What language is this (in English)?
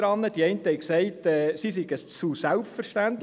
Swiss German